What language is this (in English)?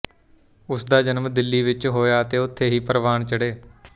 Punjabi